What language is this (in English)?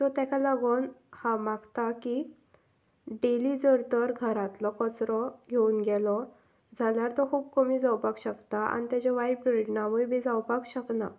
Konkani